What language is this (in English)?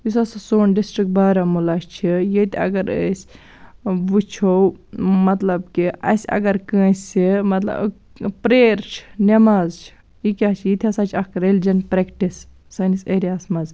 Kashmiri